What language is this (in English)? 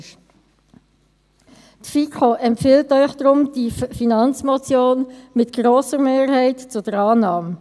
Swiss German